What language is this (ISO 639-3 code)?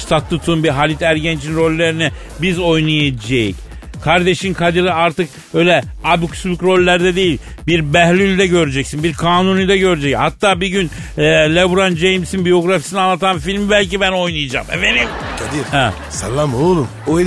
tur